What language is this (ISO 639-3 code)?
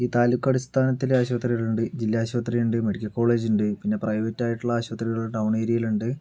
mal